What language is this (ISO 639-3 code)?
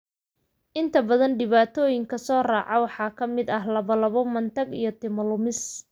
som